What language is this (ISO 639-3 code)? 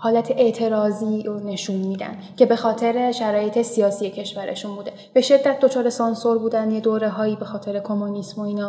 fas